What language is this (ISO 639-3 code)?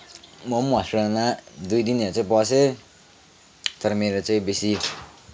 nep